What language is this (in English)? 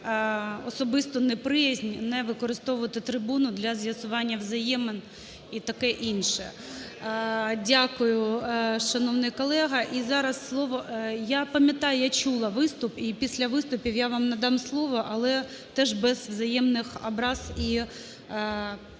Ukrainian